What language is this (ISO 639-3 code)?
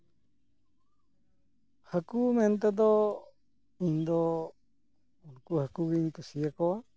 sat